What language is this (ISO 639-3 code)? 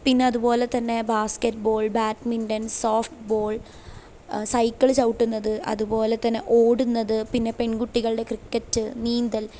mal